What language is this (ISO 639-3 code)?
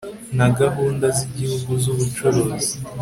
kin